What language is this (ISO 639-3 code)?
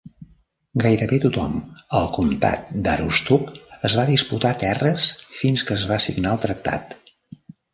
cat